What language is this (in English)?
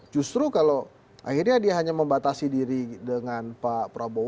Indonesian